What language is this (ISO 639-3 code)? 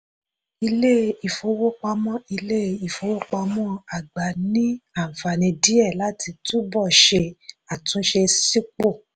yor